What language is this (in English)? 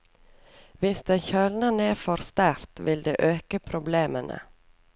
Norwegian